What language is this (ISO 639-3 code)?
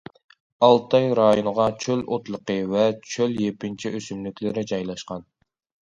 uig